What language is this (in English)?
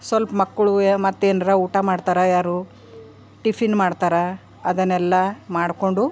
Kannada